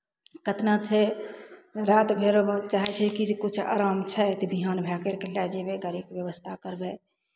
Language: Maithili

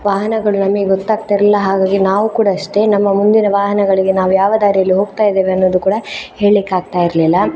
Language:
Kannada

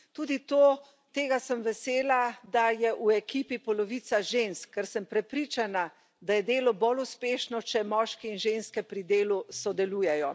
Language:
Slovenian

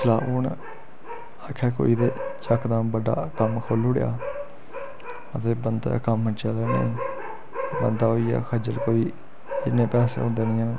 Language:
Dogri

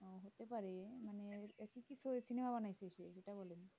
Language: Bangla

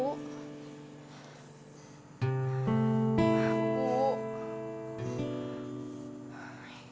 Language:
Indonesian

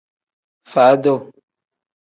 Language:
Tem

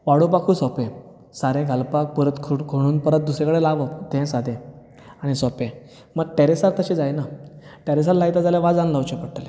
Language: Konkani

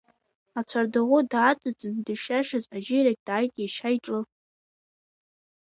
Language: Abkhazian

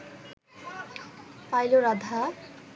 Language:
Bangla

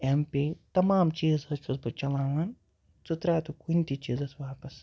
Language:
Kashmiri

